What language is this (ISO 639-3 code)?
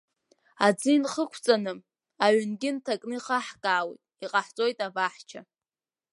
abk